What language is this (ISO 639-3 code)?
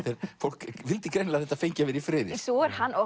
isl